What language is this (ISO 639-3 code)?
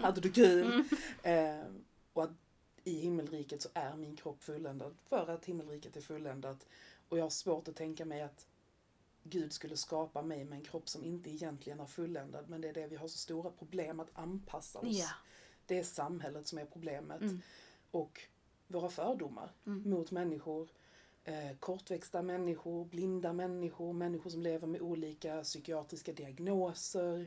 swe